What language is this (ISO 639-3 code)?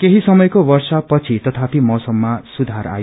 nep